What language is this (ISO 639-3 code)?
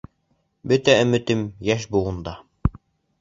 bak